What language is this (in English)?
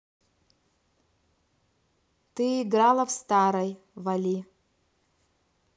Russian